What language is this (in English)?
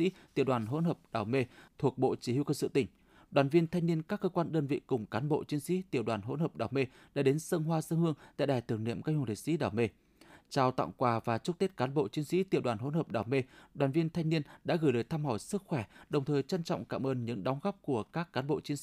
Vietnamese